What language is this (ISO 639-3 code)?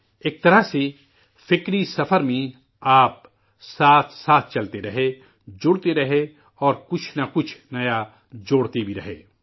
urd